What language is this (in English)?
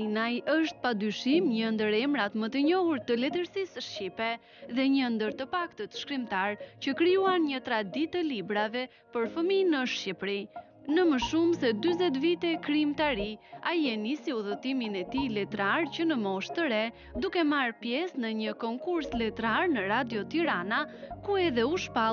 Romanian